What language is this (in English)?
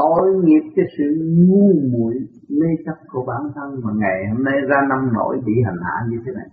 Vietnamese